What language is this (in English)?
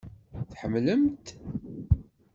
Kabyle